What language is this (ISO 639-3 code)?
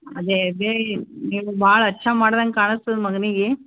kan